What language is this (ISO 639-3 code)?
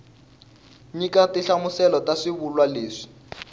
tso